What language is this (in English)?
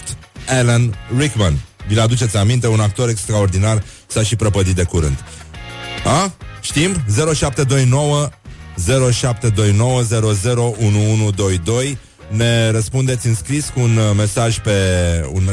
Romanian